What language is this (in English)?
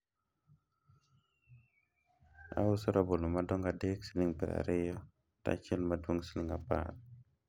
Luo (Kenya and Tanzania)